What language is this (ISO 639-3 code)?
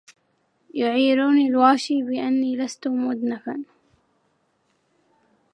ara